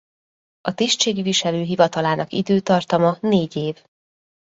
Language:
Hungarian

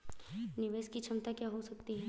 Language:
Hindi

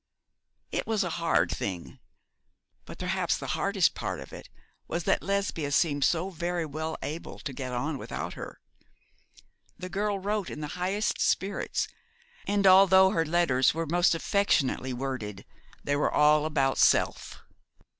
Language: English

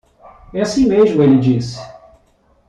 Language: Portuguese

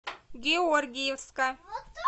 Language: Russian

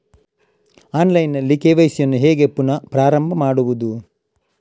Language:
Kannada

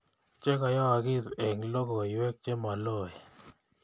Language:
Kalenjin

